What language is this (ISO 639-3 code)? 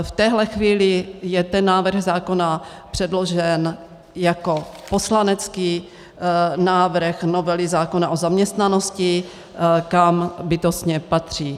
ces